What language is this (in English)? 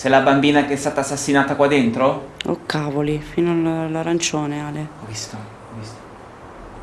Italian